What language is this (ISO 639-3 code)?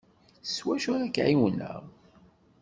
kab